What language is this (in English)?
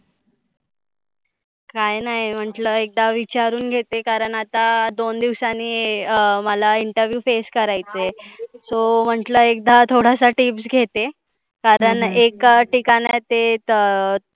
Marathi